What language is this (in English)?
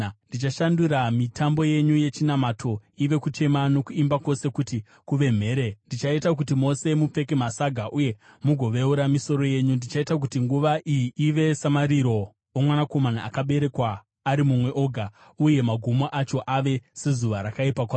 Shona